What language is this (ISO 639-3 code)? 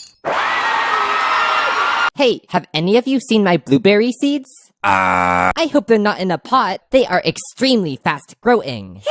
eng